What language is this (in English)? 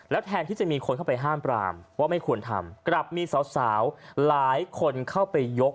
Thai